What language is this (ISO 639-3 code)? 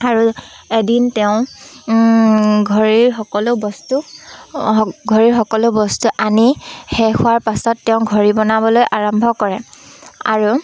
asm